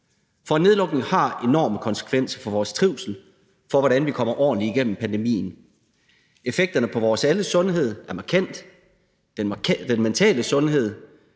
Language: Danish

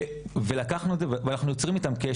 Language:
Hebrew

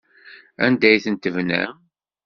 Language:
Kabyle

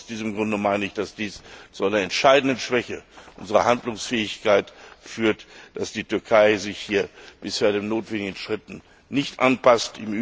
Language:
German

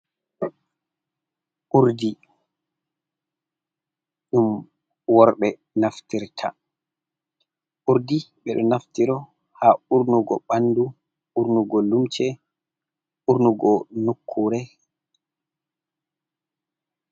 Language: Fula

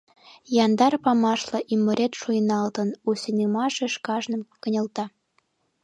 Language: Mari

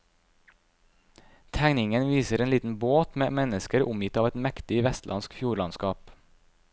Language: Norwegian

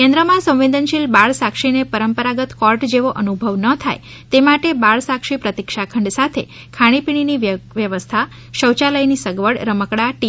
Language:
Gujarati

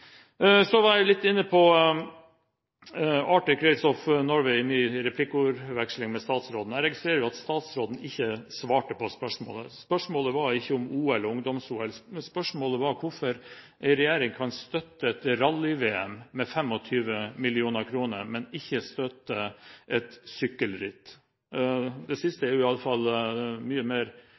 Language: Norwegian Bokmål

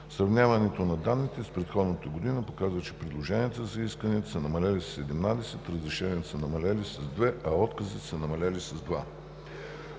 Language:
Bulgarian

